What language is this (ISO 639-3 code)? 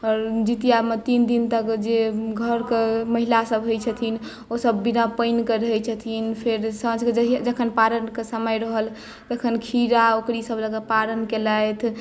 mai